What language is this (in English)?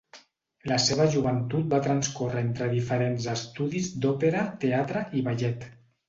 Catalan